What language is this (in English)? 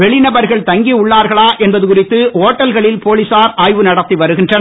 Tamil